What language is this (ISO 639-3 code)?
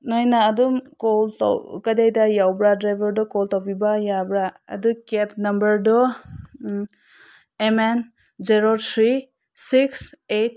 mni